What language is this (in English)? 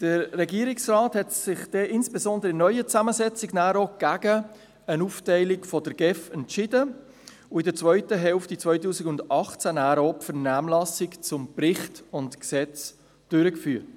Swiss German